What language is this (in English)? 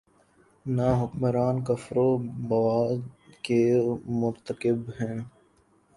Urdu